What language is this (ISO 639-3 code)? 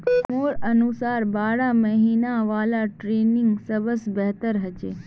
mag